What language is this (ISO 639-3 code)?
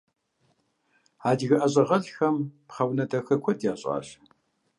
kbd